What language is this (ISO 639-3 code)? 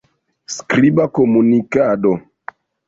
epo